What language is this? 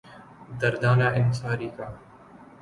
Urdu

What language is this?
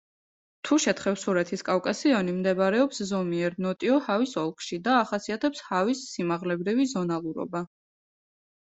Georgian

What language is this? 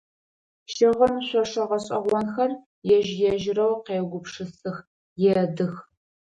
Adyghe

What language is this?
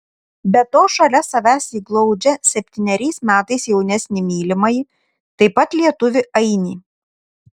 Lithuanian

